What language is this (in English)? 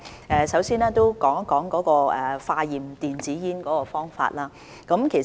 Cantonese